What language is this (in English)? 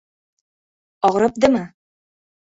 Uzbek